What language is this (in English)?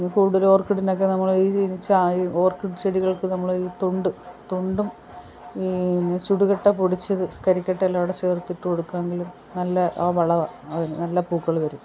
Malayalam